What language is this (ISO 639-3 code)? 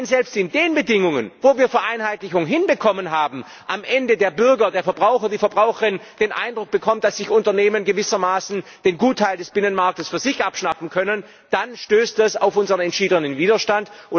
deu